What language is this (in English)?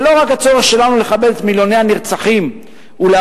Hebrew